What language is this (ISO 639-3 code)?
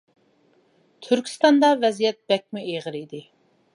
uig